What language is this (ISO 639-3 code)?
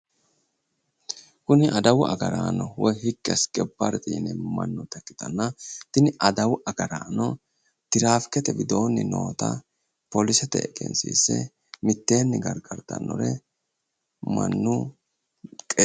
sid